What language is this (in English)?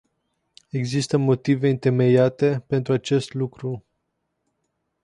Romanian